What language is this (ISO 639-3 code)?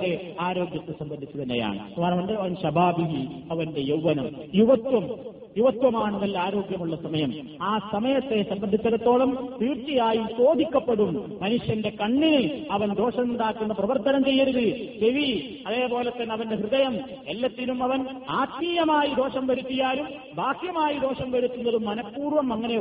mal